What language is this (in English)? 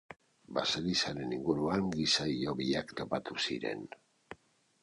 Basque